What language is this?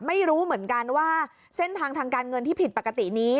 Thai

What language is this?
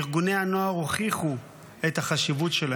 Hebrew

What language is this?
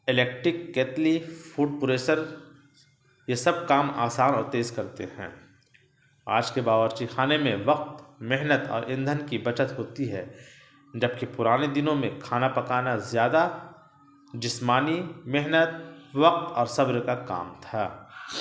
Urdu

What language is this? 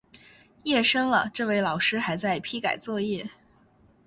Chinese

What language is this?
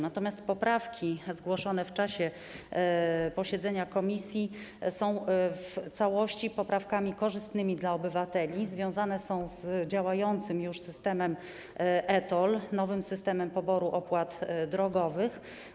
Polish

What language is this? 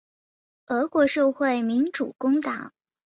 Chinese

